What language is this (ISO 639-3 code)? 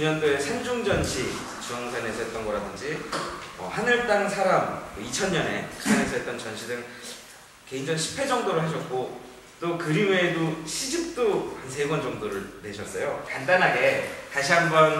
kor